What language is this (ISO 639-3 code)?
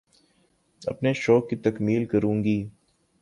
urd